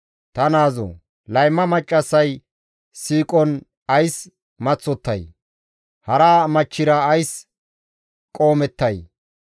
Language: Gamo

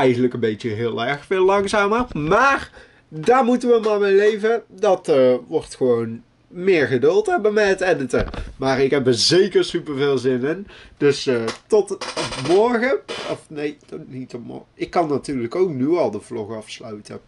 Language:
Dutch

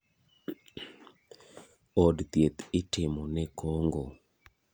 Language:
Luo (Kenya and Tanzania)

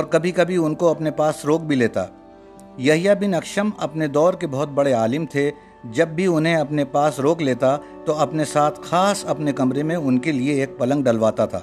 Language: Urdu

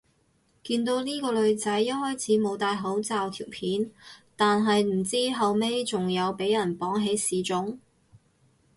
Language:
Cantonese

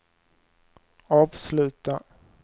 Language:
Swedish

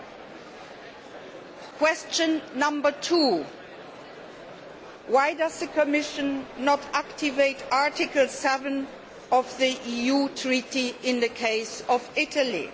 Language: English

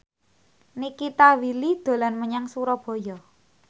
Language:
Javanese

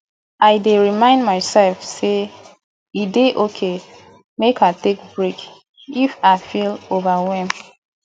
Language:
Nigerian Pidgin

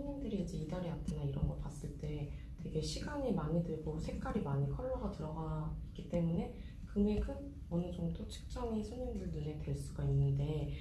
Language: Korean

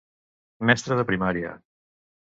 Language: Catalan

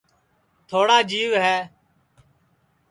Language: Sansi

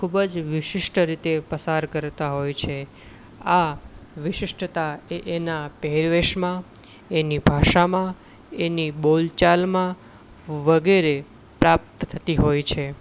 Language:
Gujarati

